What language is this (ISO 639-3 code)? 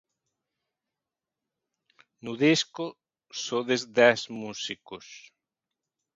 glg